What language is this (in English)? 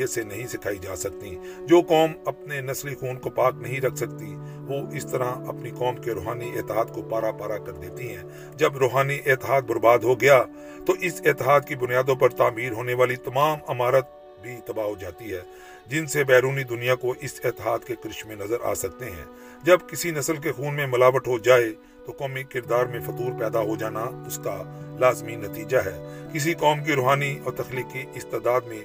Urdu